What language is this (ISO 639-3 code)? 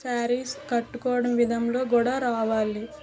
tel